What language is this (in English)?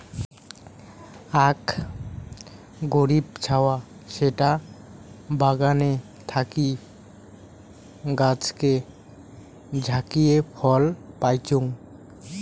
Bangla